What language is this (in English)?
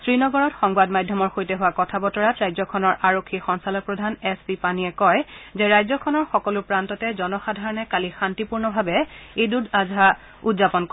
Assamese